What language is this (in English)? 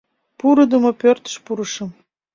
Mari